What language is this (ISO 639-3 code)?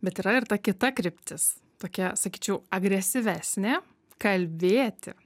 lit